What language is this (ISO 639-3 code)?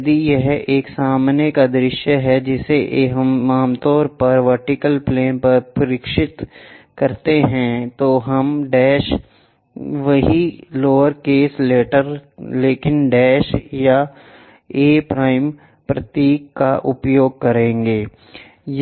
hin